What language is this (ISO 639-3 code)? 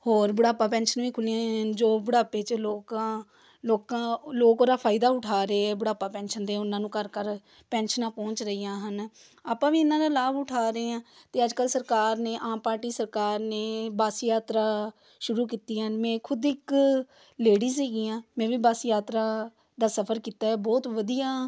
pan